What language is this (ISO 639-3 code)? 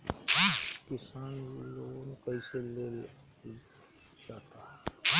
bho